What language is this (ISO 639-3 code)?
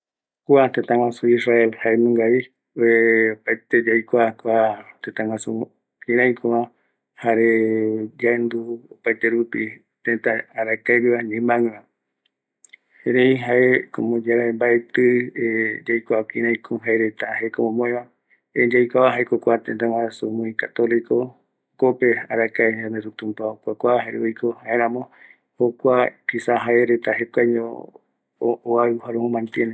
gui